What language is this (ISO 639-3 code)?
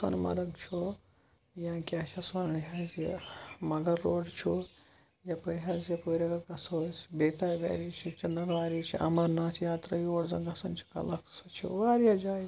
kas